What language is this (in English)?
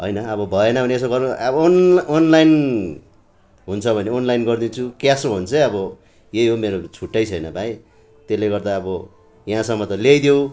Nepali